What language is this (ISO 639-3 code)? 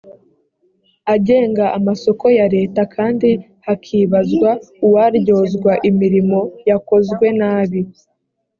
kin